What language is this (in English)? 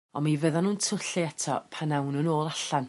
Welsh